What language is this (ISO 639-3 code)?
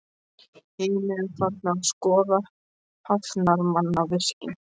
isl